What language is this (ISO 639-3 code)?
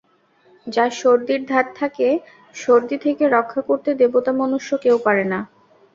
ben